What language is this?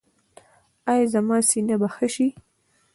Pashto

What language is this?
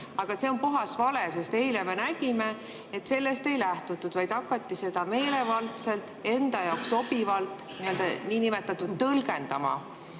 Estonian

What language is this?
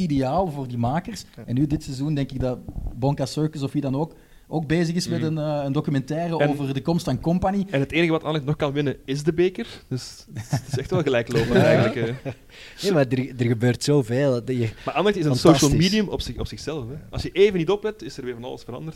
Dutch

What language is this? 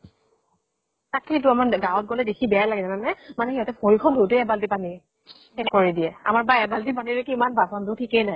Assamese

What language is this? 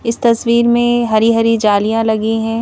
Hindi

